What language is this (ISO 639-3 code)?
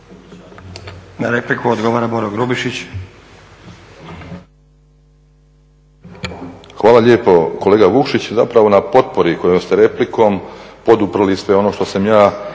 hrv